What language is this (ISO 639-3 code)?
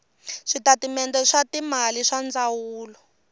tso